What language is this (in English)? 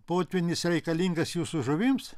Lithuanian